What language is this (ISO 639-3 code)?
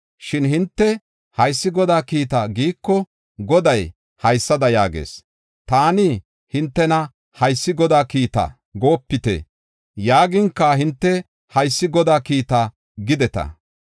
gof